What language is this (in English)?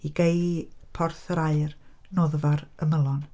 Welsh